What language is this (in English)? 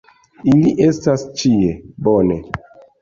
Esperanto